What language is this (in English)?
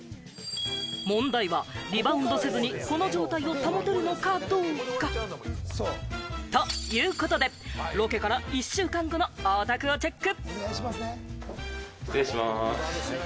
Japanese